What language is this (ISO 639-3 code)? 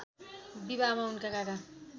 nep